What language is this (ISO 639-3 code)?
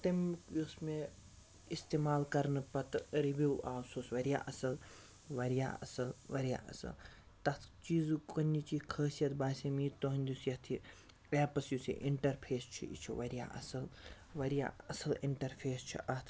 kas